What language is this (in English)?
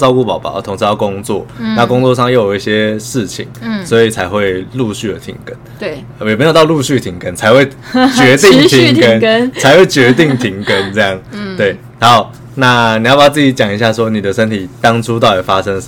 Chinese